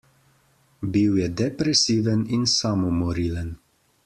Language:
Slovenian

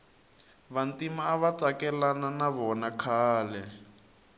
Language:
Tsonga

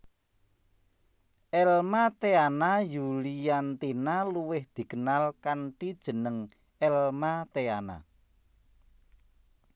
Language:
Javanese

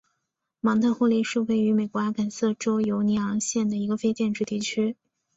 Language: Chinese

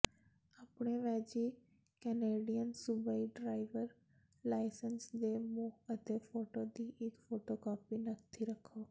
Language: Punjabi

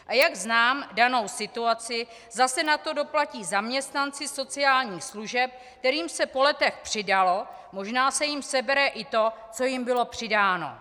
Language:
Czech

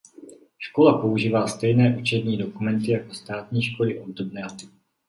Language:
Czech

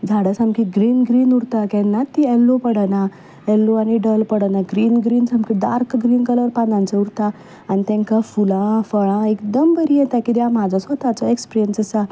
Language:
Konkani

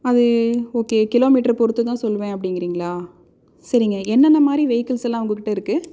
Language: Tamil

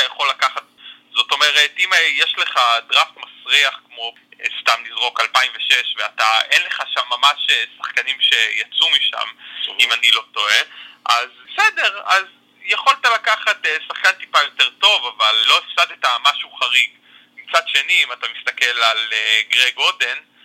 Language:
Hebrew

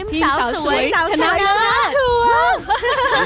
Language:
Thai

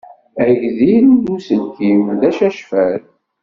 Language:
Kabyle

